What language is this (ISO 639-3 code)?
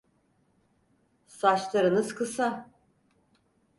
tur